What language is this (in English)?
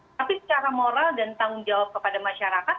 Indonesian